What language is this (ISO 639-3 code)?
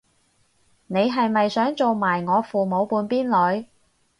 yue